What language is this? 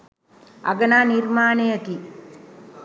Sinhala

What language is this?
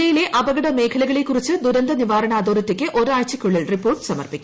Malayalam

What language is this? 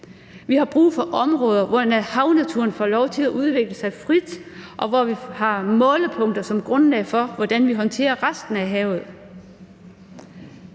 Danish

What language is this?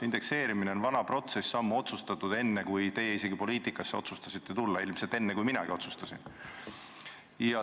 Estonian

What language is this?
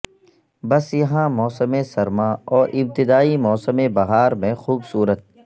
Urdu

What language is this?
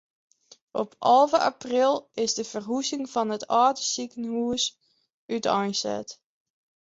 Western Frisian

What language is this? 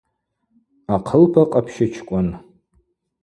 Abaza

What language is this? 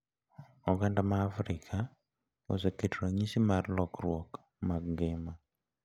Luo (Kenya and Tanzania)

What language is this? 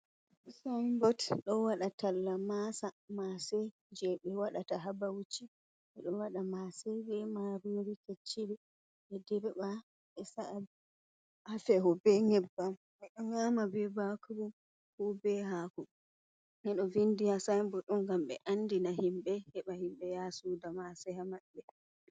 Fula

